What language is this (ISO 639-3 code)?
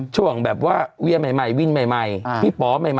tha